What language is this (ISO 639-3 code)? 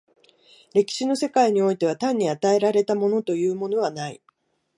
jpn